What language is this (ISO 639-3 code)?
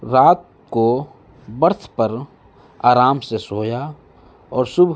urd